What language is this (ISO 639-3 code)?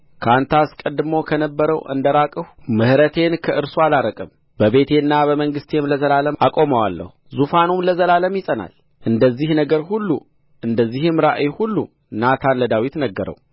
amh